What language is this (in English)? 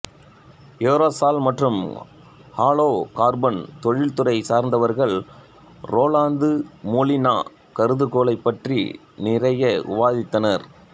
Tamil